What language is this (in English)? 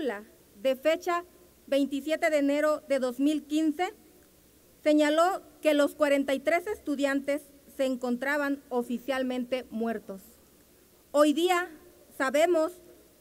Spanish